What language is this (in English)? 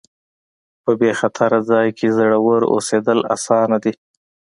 Pashto